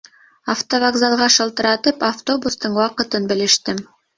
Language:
Bashkir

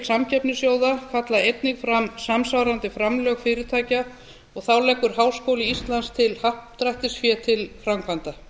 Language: Icelandic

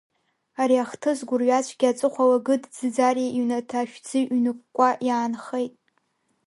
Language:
Abkhazian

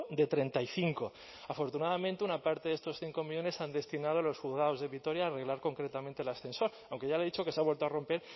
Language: Spanish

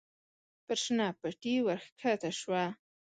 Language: Pashto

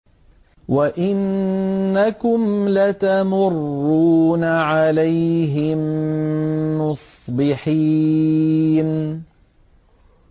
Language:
Arabic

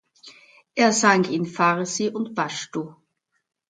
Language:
German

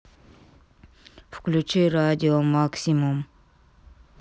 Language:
Russian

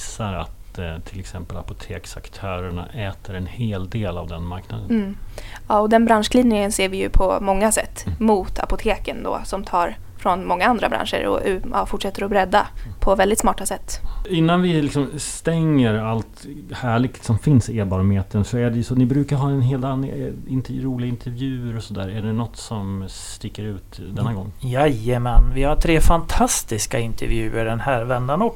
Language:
Swedish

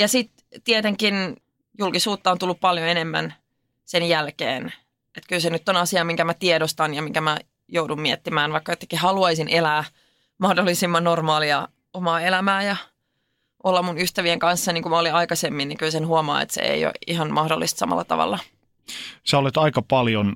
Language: Finnish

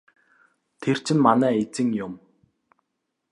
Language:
Mongolian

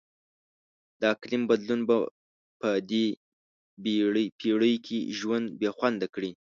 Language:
Pashto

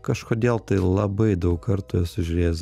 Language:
Lithuanian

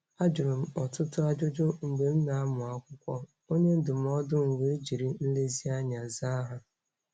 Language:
Igbo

